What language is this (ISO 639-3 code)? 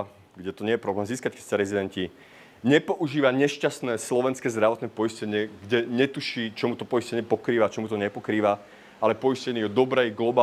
ces